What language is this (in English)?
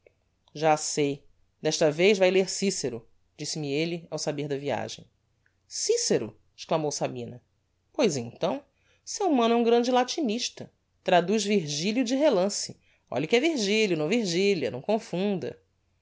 Portuguese